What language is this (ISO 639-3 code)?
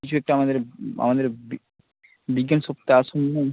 ben